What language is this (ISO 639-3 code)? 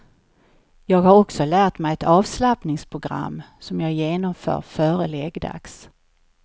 swe